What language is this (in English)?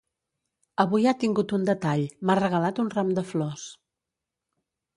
Catalan